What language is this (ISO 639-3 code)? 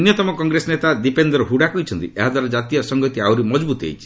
ori